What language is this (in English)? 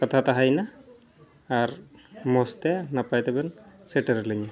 Santali